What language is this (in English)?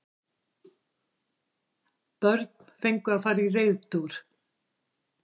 Icelandic